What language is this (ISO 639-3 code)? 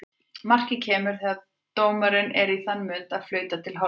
isl